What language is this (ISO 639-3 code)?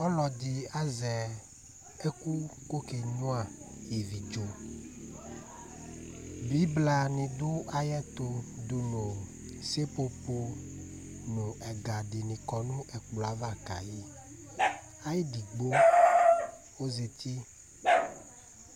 kpo